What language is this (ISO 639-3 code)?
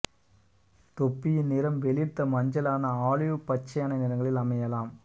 tam